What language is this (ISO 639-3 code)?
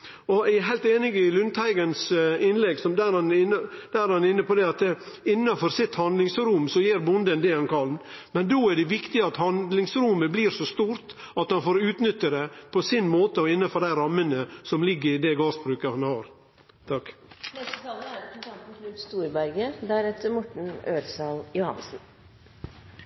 nno